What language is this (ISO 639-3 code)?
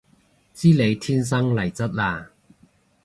yue